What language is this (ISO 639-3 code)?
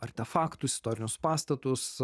lit